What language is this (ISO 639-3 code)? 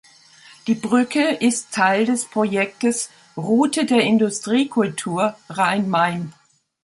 deu